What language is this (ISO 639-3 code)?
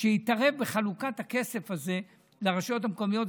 heb